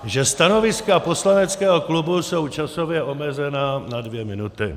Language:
Czech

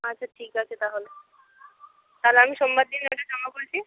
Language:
Bangla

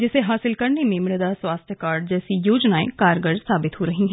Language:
Hindi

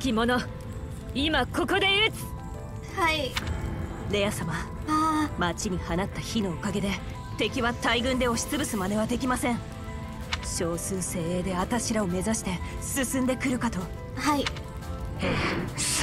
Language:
Japanese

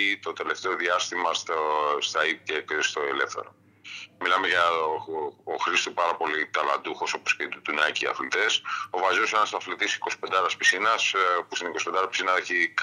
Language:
Greek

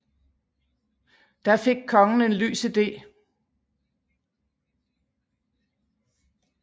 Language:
Danish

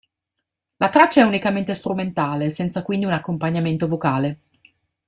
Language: Italian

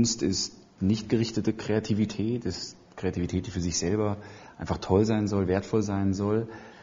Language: German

